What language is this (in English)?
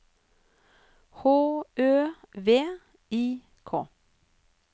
Norwegian